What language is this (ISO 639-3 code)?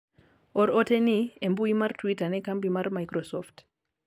luo